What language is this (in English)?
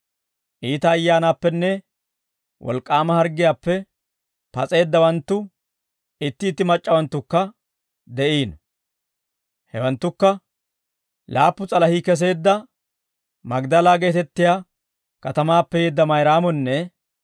Dawro